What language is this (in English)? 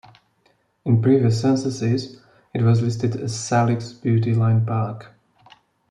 English